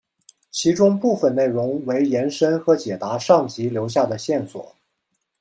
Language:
Chinese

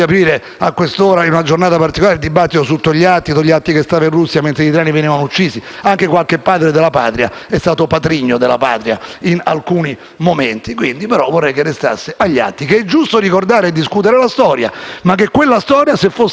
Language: Italian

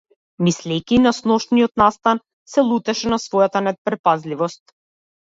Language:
Macedonian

